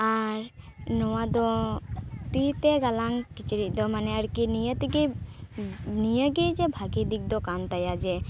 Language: Santali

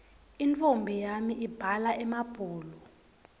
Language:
Swati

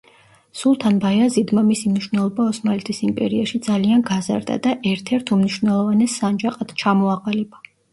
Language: Georgian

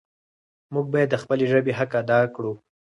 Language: Pashto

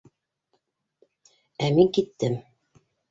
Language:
Bashkir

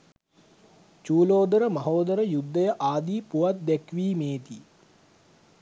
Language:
Sinhala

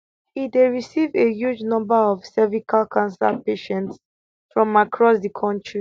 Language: Nigerian Pidgin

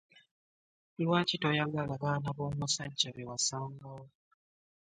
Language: Ganda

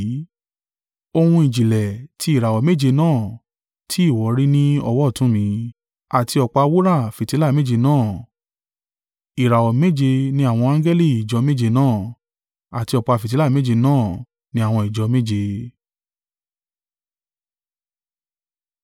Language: Yoruba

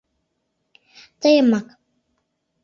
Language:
Mari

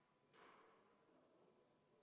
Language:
Estonian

